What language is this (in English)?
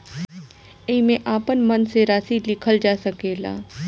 Bhojpuri